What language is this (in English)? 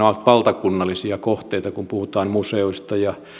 Finnish